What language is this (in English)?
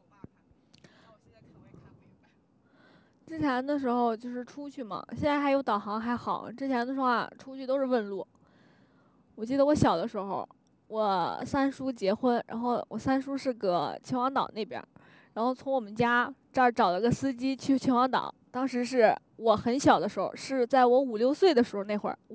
Chinese